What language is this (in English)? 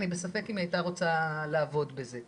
Hebrew